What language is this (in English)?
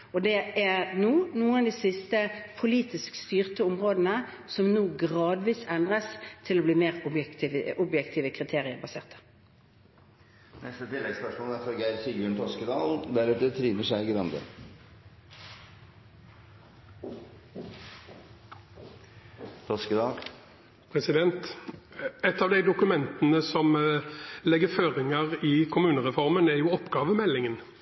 Norwegian